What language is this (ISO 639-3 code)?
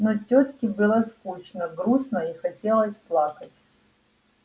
rus